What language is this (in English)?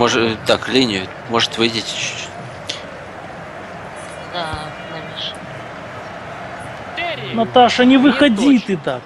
Russian